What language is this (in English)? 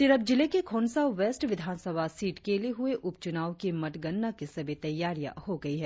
Hindi